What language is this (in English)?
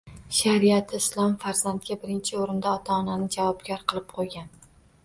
Uzbek